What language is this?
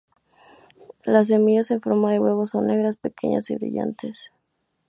Spanish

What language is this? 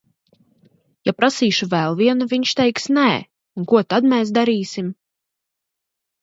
Latvian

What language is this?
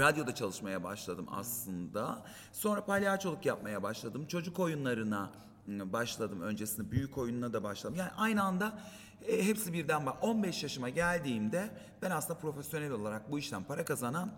Turkish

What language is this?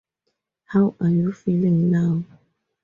English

